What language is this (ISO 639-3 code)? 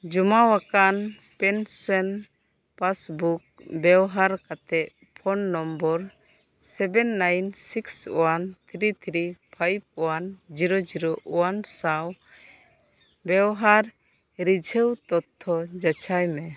sat